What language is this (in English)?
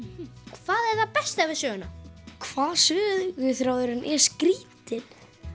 Icelandic